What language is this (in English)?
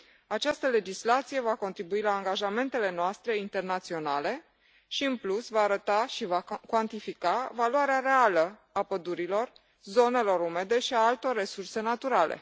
Romanian